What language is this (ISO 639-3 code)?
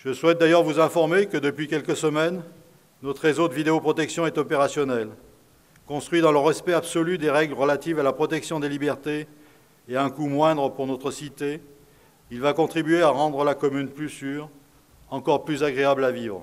fra